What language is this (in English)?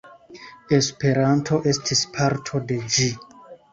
Esperanto